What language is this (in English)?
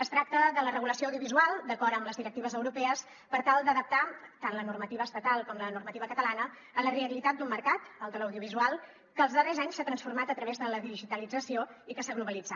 Catalan